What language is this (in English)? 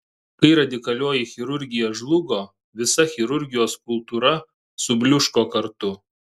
Lithuanian